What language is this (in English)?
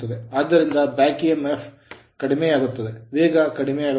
Kannada